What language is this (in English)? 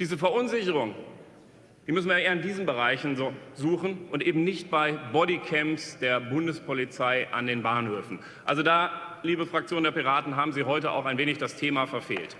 German